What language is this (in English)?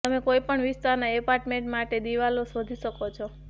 Gujarati